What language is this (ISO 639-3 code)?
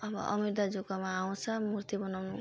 nep